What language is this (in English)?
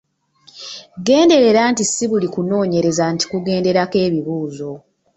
Ganda